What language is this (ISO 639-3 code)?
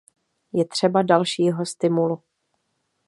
ces